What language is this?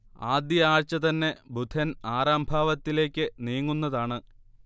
Malayalam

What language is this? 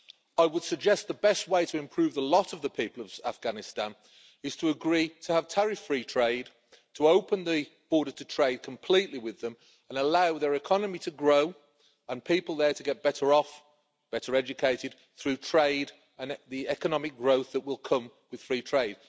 English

